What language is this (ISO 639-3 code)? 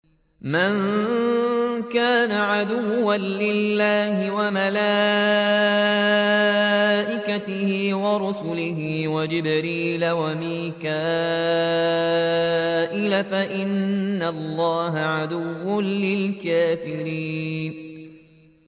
ara